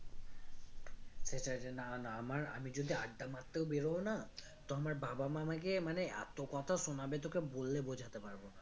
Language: Bangla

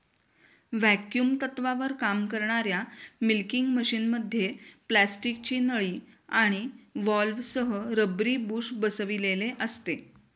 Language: Marathi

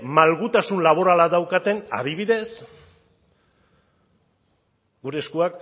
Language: Basque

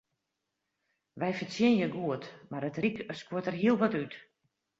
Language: Western Frisian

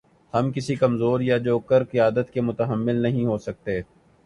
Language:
Urdu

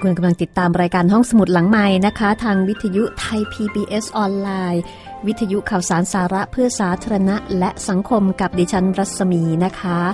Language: Thai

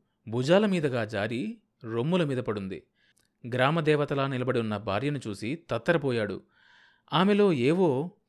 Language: Telugu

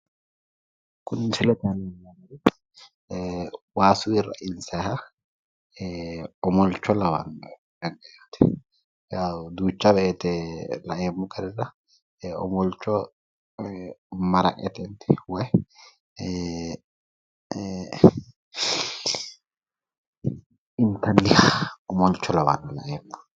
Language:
Sidamo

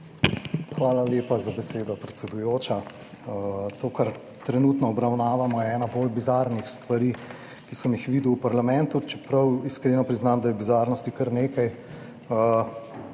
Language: Slovenian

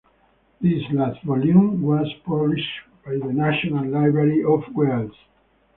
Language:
English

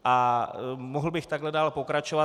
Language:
Czech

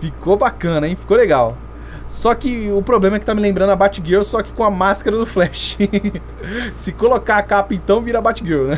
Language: Portuguese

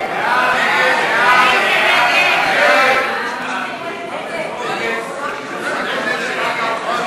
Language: Hebrew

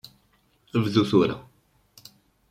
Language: Kabyle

